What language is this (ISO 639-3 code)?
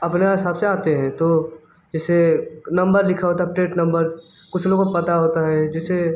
hin